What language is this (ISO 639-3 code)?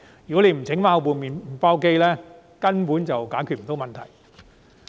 yue